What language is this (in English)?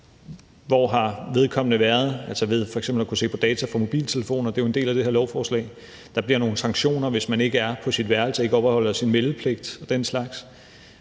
Danish